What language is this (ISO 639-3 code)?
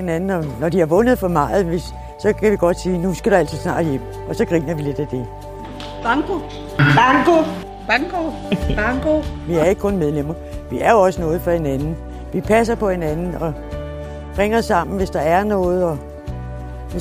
dan